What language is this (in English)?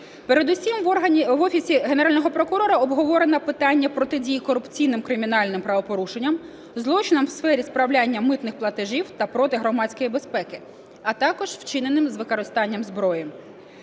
Ukrainian